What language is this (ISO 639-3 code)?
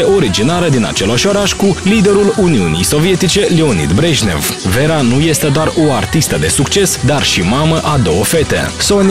ron